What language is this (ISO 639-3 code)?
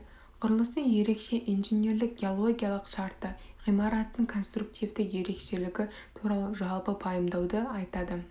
kaz